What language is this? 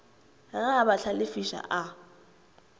Northern Sotho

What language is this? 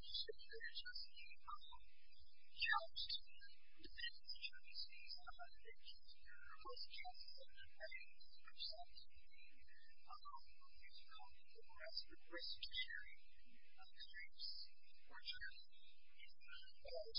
English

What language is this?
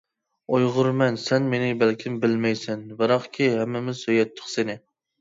Uyghur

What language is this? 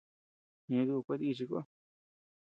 Tepeuxila Cuicatec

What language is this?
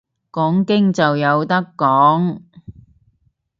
Cantonese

